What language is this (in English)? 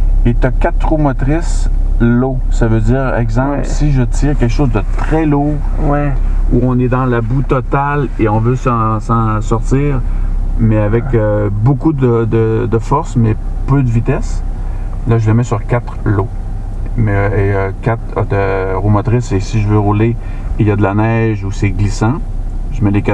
French